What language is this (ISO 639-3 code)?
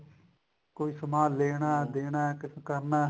pan